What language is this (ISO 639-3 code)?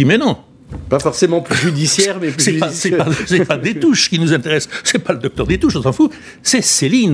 fra